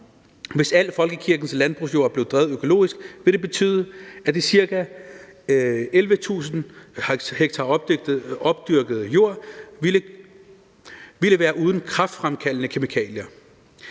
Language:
Danish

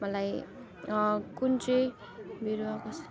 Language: Nepali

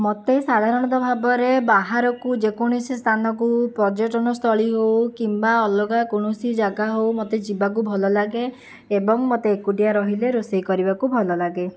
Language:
Odia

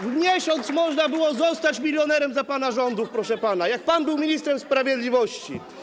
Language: Polish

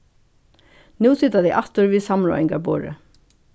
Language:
Faroese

